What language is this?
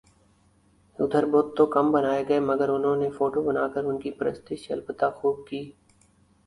Urdu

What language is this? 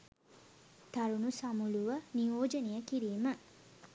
Sinhala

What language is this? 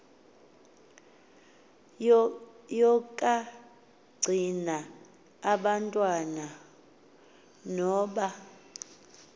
Xhosa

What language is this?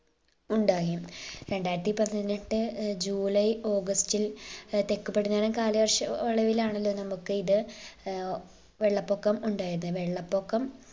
Malayalam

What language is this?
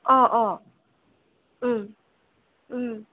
Assamese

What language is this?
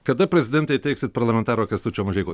Lithuanian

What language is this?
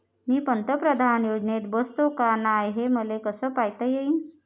Marathi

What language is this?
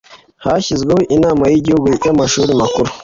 Kinyarwanda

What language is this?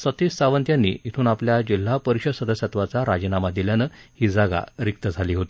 Marathi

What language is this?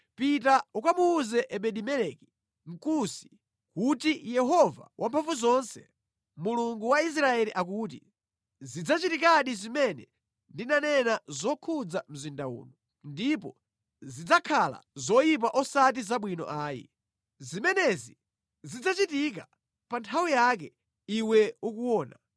Nyanja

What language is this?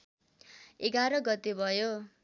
Nepali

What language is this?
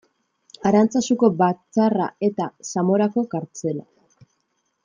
Basque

